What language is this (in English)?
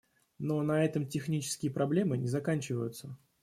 Russian